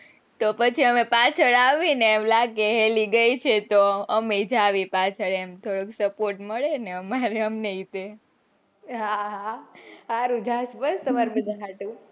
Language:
Gujarati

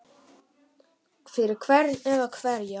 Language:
Icelandic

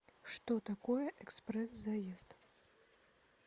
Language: Russian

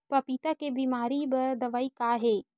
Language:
Chhattisgarhi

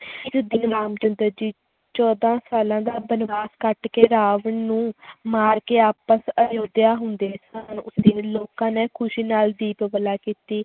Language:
Punjabi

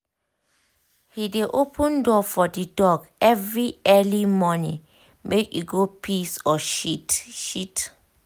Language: Nigerian Pidgin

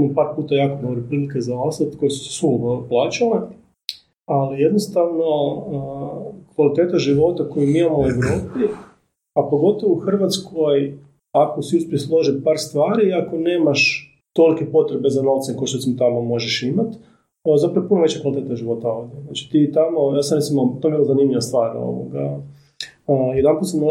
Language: Croatian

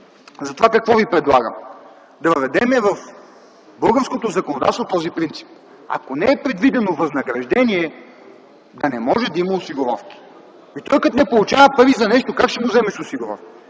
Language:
Bulgarian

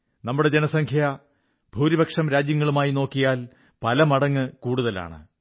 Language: Malayalam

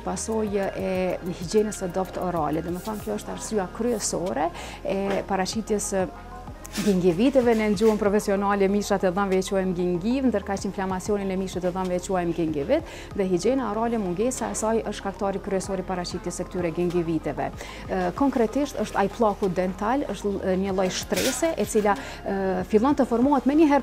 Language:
Romanian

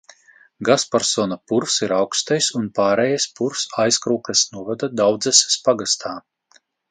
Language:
Latvian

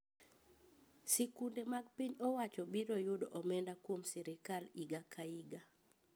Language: Luo (Kenya and Tanzania)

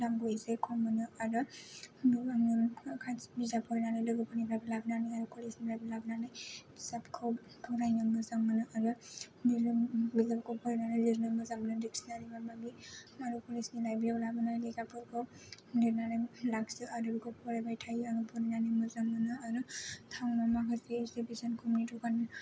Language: Bodo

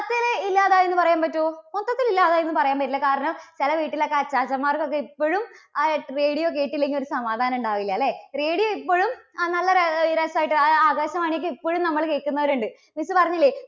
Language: Malayalam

